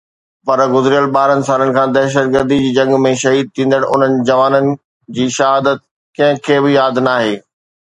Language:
Sindhi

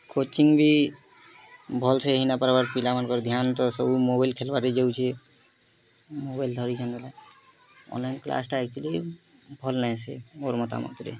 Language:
Odia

